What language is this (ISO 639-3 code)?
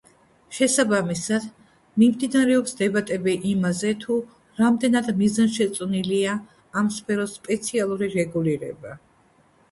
kat